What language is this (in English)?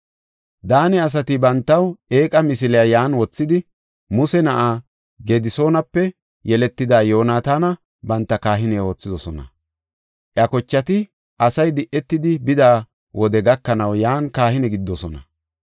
Gofa